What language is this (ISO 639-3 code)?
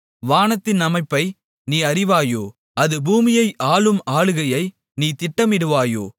tam